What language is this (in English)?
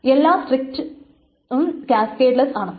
Malayalam